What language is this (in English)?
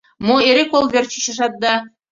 Mari